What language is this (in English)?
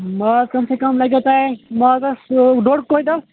Kashmiri